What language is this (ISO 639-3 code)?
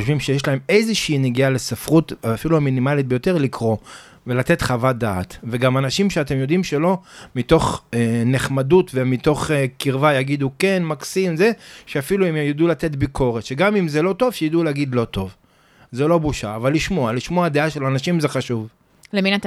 heb